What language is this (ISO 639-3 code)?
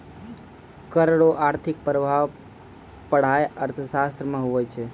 mai